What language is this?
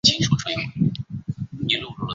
Chinese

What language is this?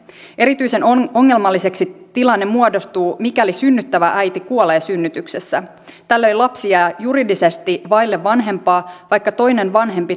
Finnish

